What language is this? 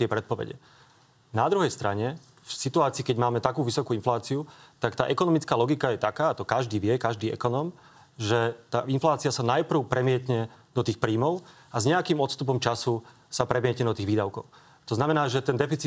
Slovak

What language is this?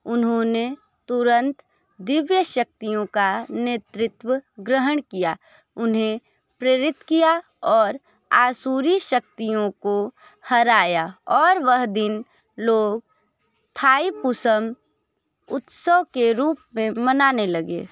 Hindi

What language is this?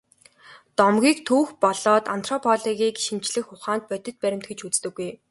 Mongolian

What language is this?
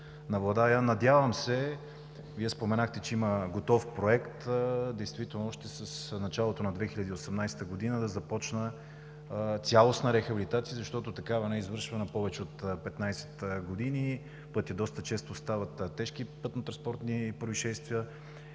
Bulgarian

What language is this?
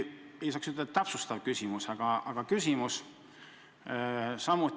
Estonian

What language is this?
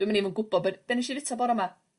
Welsh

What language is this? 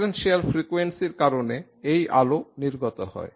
Bangla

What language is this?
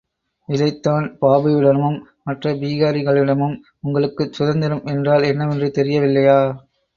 Tamil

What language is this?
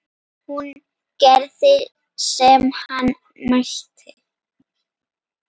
Icelandic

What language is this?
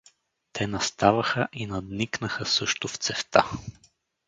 Bulgarian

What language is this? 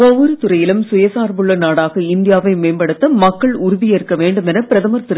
Tamil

